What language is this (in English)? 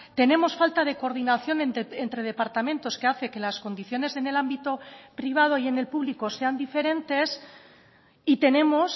Spanish